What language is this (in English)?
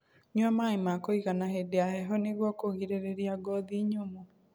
Kikuyu